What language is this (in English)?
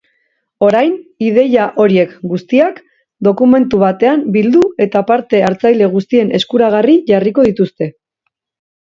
Basque